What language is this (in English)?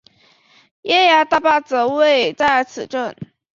Chinese